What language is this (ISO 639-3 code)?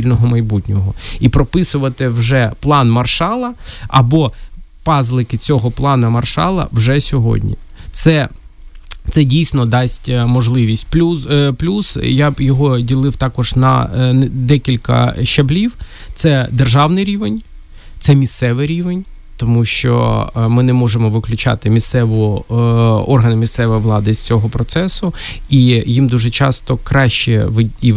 ukr